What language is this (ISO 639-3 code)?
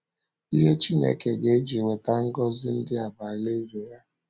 ibo